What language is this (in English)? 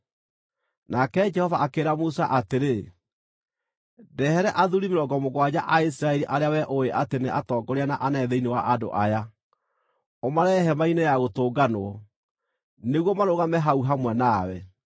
Kikuyu